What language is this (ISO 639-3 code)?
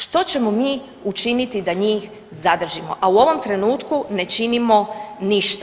hrv